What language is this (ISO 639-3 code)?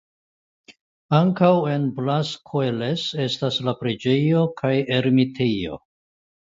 epo